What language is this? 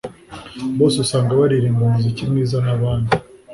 Kinyarwanda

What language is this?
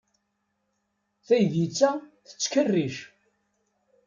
Kabyle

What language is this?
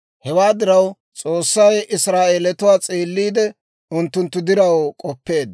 Dawro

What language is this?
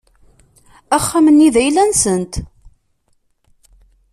Kabyle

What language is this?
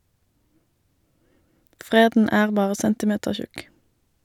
Norwegian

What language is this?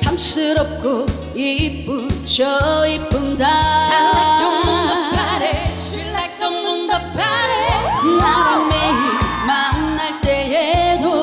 Korean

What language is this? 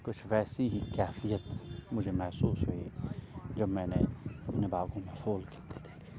Urdu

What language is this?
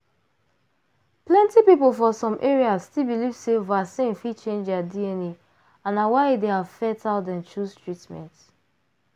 Nigerian Pidgin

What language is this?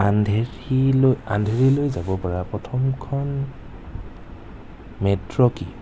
Assamese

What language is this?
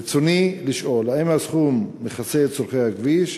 Hebrew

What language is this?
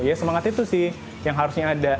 Indonesian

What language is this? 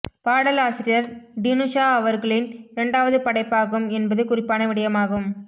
Tamil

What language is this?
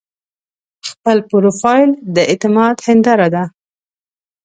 Pashto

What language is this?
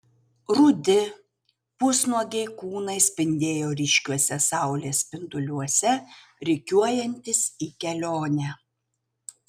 Lithuanian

